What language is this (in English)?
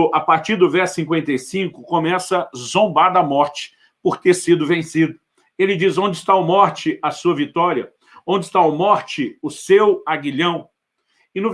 Portuguese